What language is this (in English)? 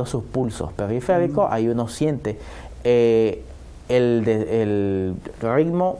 Spanish